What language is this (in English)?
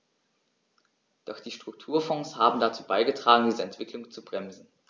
German